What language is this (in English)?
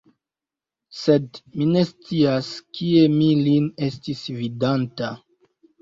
Esperanto